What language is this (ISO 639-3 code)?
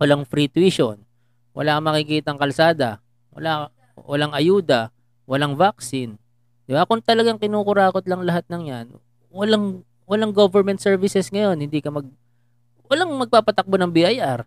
fil